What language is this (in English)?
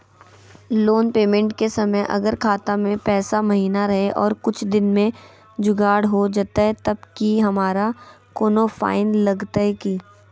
Magahi